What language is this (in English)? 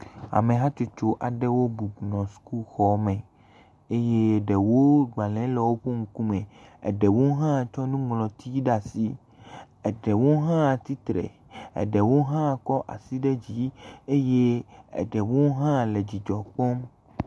Ewe